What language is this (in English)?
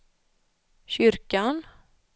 Swedish